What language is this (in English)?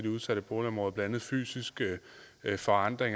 Danish